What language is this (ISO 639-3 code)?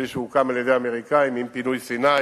heb